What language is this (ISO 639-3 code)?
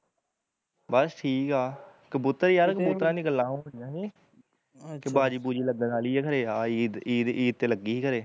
pan